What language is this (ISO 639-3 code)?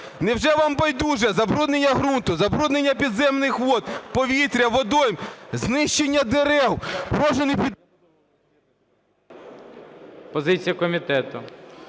ukr